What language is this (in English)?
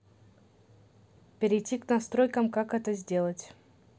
Russian